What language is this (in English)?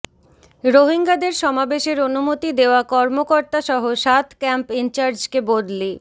Bangla